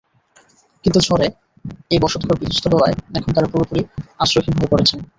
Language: Bangla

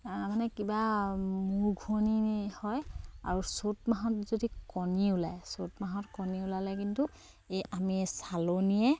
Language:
Assamese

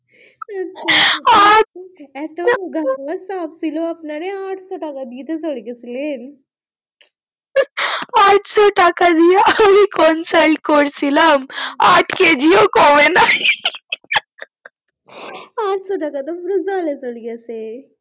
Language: Bangla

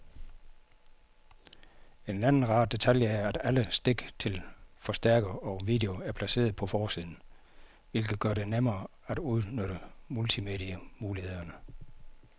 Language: Danish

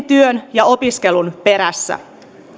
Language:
Finnish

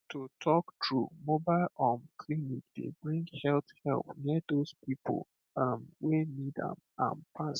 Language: Nigerian Pidgin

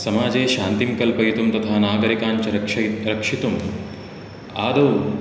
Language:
Sanskrit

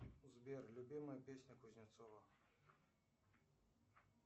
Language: Russian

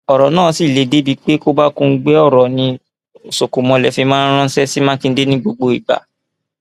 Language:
Yoruba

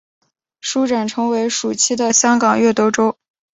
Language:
Chinese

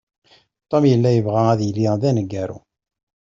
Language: Kabyle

